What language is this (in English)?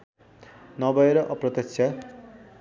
Nepali